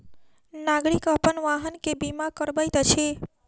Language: Maithili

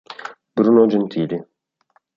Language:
Italian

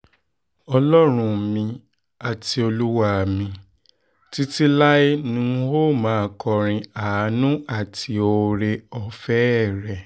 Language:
Yoruba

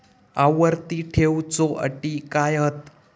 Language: Marathi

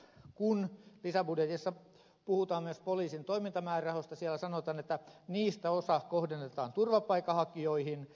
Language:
Finnish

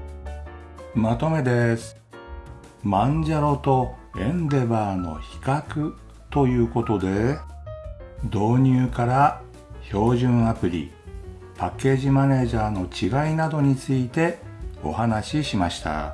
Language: Japanese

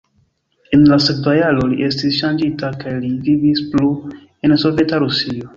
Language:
Esperanto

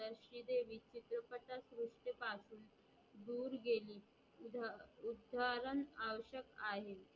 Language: Marathi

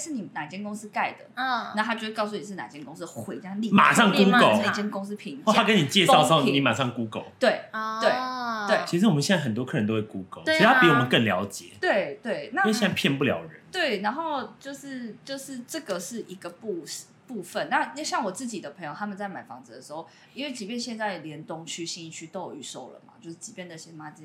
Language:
Chinese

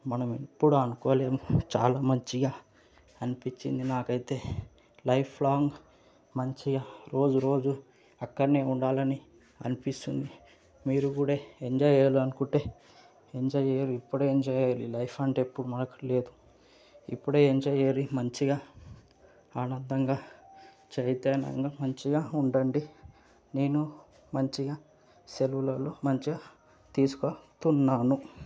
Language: Telugu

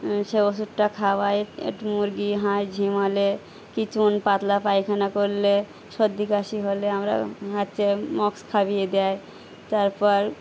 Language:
Bangla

